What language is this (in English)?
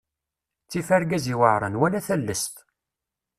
Kabyle